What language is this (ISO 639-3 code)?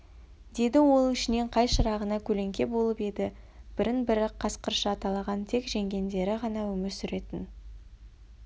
kaz